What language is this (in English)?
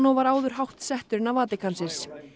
Icelandic